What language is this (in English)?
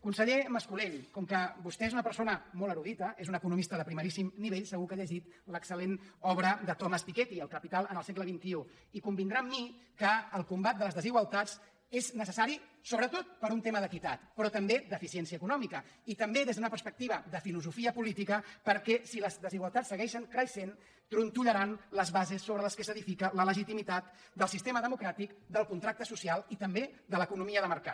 Catalan